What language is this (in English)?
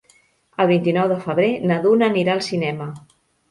Catalan